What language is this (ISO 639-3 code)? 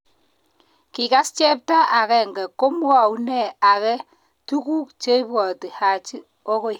kln